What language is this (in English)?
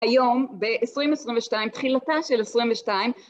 Hebrew